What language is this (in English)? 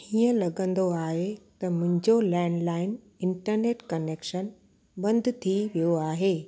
Sindhi